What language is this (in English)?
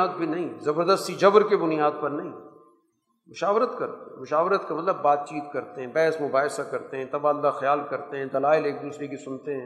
Urdu